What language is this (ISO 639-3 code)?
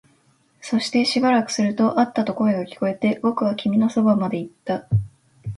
jpn